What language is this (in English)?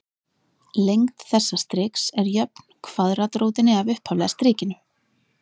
Icelandic